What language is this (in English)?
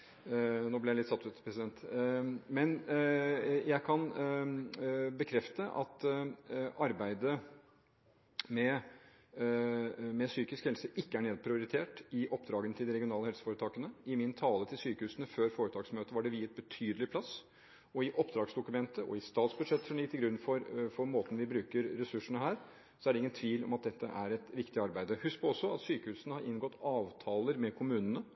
Norwegian Bokmål